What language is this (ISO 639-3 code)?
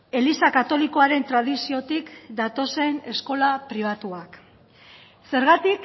eus